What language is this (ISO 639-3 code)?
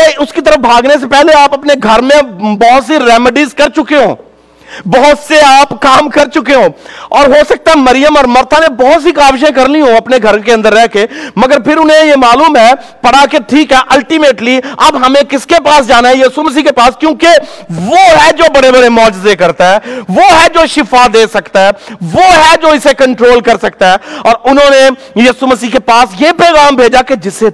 urd